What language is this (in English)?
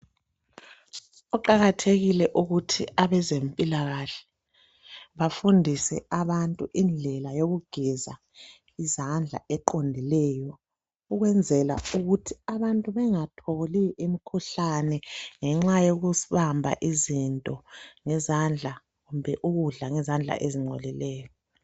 North Ndebele